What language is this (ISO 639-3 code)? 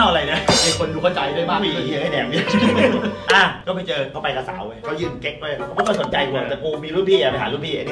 tha